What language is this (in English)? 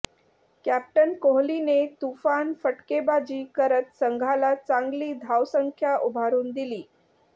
Marathi